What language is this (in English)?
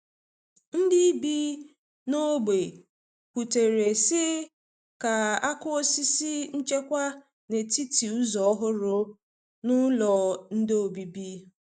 Igbo